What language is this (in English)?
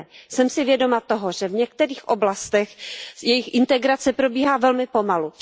Czech